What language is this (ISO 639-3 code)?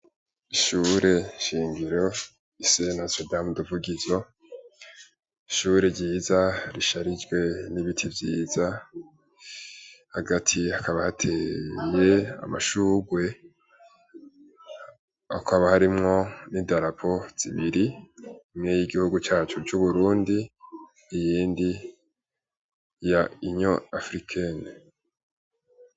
run